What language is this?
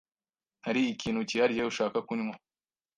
Kinyarwanda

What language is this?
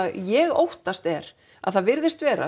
Icelandic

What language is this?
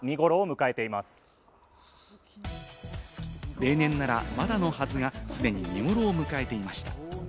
Japanese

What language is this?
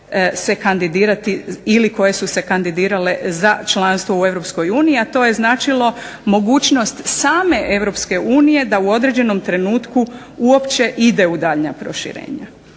Croatian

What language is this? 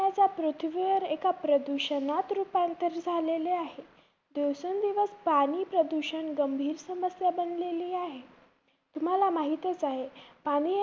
Marathi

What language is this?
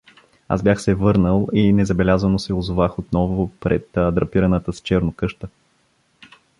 Bulgarian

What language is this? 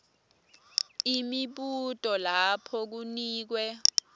Swati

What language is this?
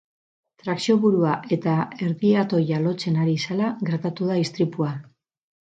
Basque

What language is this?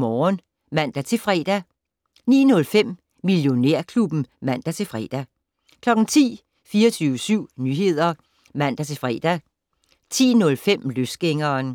Danish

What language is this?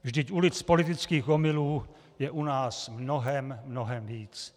Czech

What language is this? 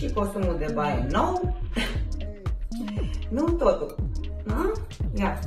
Romanian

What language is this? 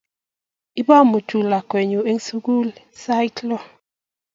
Kalenjin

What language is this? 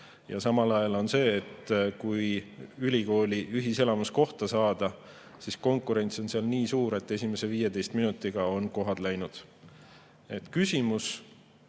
Estonian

